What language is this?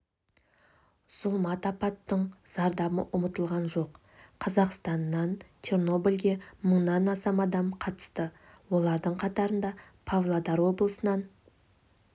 Kazakh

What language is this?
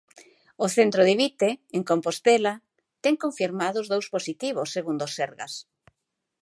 Galician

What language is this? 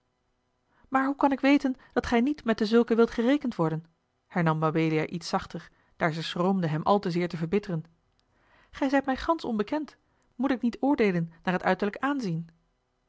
Dutch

